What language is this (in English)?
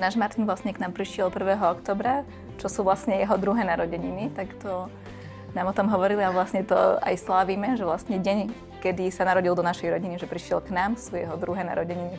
Slovak